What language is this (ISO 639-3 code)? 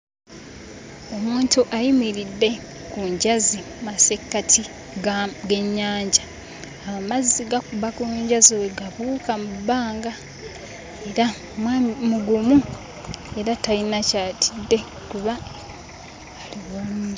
lug